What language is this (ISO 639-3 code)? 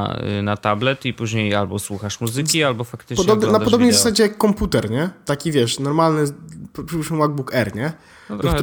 pol